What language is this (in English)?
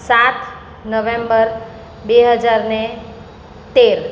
Gujarati